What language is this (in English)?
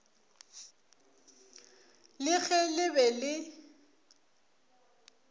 Northern Sotho